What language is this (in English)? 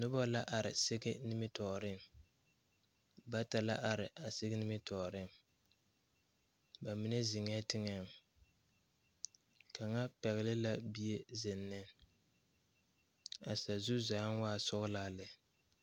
Southern Dagaare